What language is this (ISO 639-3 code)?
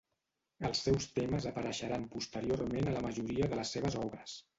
cat